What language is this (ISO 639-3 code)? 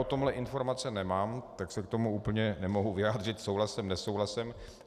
ces